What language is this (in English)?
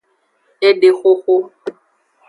Aja (Benin)